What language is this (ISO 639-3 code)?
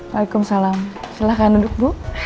ind